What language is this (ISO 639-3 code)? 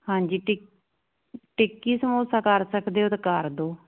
pan